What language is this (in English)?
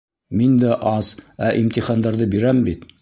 Bashkir